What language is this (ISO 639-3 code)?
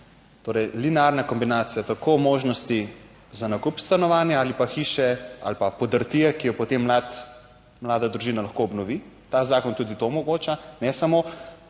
slv